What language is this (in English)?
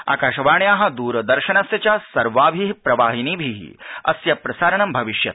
Sanskrit